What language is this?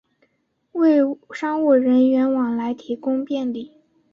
Chinese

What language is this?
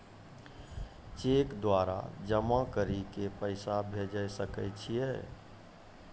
Maithili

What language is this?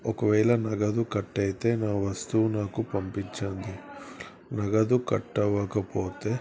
Telugu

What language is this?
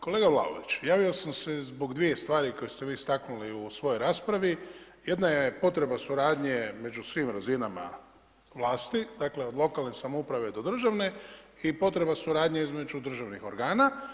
Croatian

